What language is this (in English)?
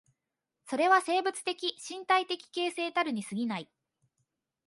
Japanese